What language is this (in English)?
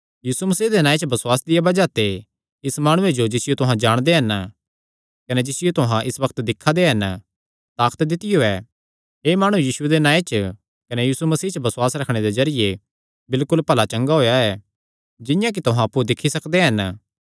Kangri